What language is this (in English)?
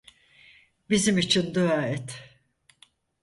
Turkish